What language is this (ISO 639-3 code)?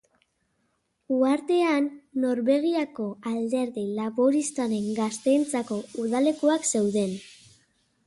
eus